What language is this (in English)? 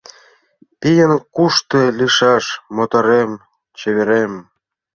Mari